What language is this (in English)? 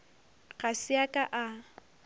Northern Sotho